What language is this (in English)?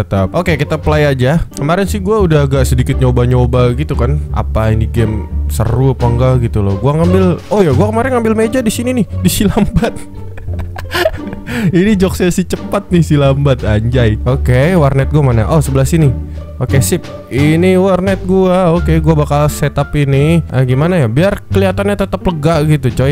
Indonesian